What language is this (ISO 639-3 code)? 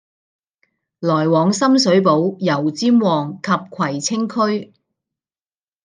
yue